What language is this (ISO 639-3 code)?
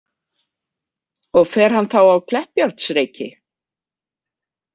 isl